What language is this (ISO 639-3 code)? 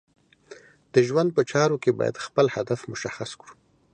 pus